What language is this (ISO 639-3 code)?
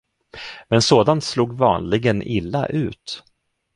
swe